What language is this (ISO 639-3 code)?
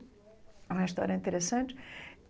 por